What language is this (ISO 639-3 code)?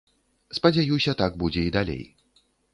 bel